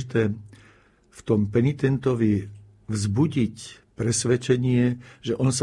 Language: Slovak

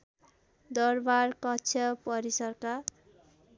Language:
Nepali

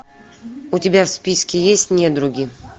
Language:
Russian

